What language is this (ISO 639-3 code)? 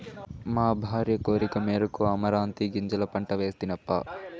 tel